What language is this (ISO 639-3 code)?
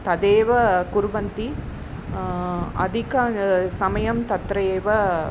san